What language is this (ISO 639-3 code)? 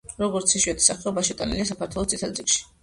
kat